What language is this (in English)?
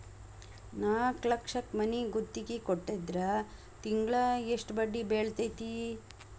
Kannada